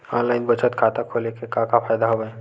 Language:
Chhattisgarhi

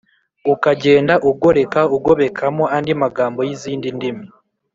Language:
Kinyarwanda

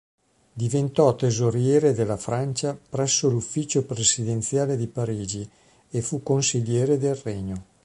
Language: Italian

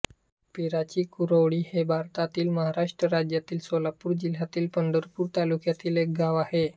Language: Marathi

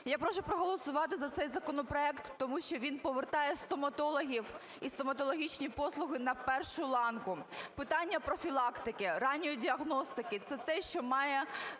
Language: Ukrainian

